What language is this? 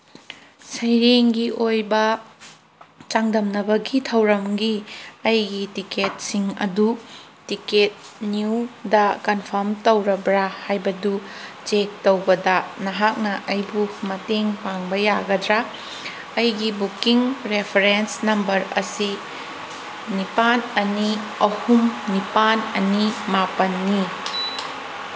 Manipuri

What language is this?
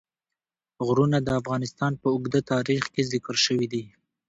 Pashto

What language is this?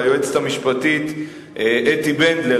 Hebrew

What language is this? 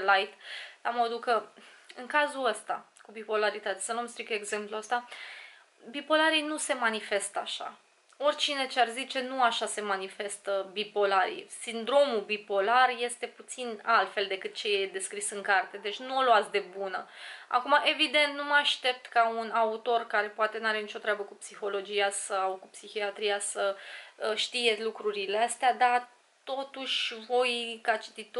Romanian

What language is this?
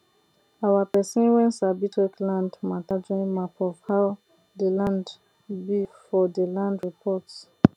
Nigerian Pidgin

